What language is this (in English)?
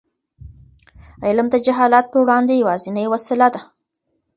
Pashto